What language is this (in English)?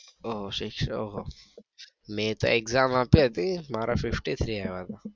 Gujarati